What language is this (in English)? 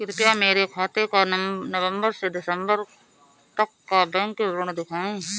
Hindi